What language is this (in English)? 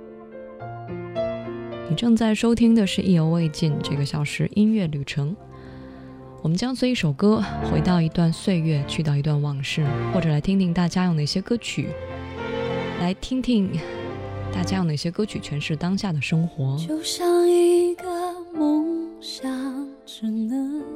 Chinese